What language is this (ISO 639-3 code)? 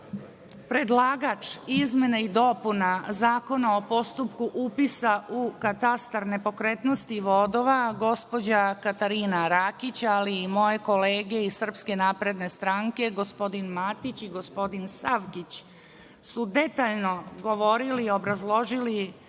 srp